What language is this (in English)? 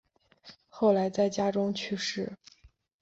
Chinese